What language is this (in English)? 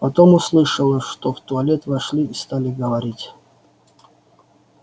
Russian